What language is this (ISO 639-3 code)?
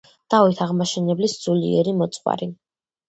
kat